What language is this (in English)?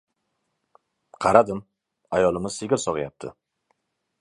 Uzbek